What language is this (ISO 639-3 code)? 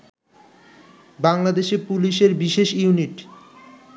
ben